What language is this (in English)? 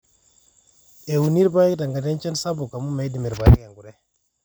Masai